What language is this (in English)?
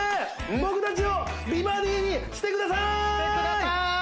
Japanese